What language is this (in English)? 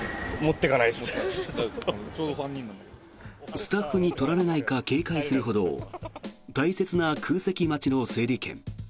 Japanese